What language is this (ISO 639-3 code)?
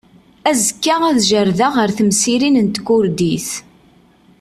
kab